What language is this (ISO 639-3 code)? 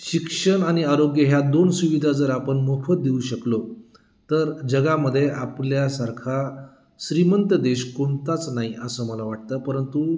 mar